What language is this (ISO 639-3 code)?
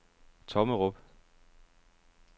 dan